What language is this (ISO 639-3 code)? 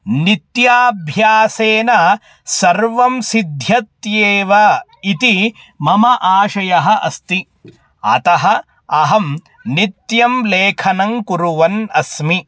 san